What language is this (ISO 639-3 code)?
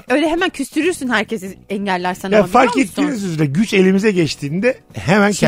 tur